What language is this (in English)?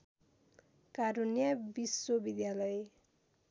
Nepali